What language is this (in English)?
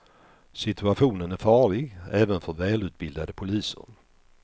Swedish